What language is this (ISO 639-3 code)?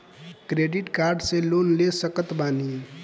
bho